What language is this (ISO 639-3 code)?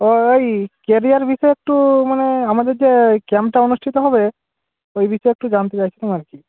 ben